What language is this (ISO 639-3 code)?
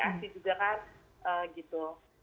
ind